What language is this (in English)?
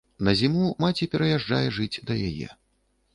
Belarusian